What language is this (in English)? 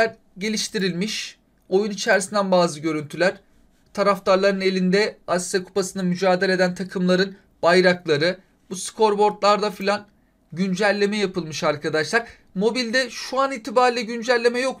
Turkish